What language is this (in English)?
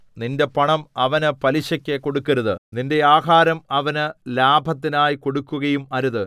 Malayalam